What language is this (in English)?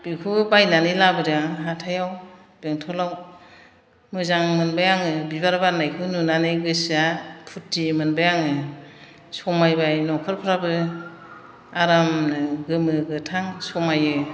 Bodo